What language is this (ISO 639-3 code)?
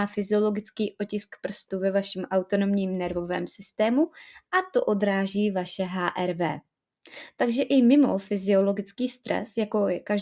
ces